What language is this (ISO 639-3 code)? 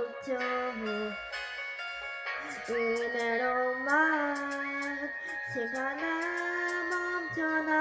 kor